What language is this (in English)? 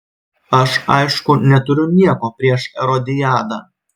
Lithuanian